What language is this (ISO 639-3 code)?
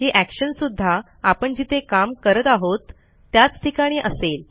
mar